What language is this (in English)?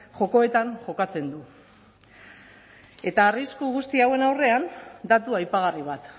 Basque